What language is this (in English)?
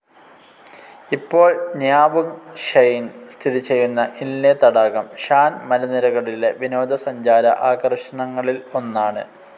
Malayalam